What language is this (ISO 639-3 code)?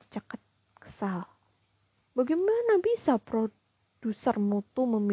ind